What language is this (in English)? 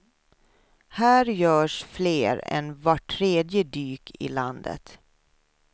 Swedish